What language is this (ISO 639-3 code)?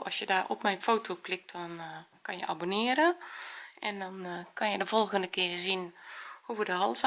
nld